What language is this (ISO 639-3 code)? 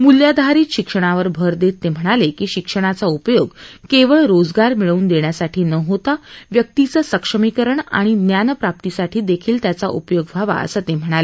mar